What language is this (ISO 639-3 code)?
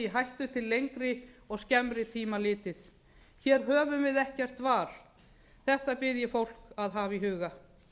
isl